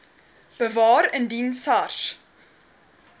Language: Afrikaans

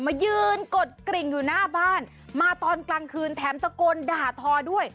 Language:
Thai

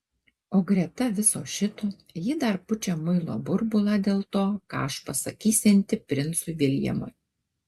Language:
Lithuanian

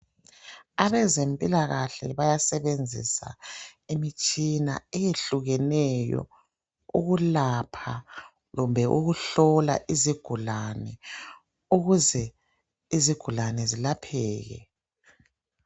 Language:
North Ndebele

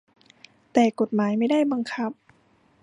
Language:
Thai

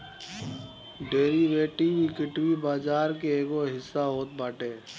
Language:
Bhojpuri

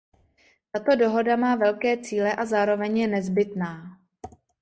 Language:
Czech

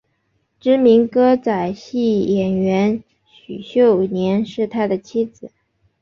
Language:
Chinese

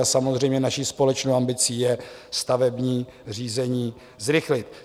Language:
Czech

